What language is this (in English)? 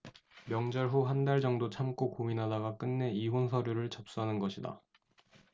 Korean